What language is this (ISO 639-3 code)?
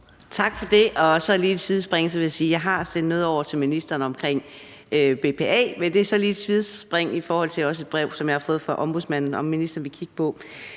dan